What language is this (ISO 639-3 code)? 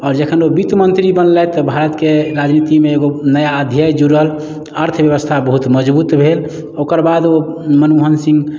mai